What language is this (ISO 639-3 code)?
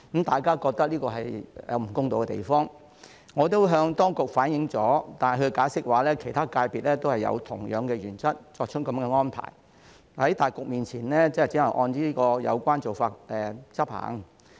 yue